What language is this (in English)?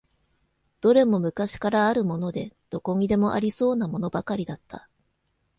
Japanese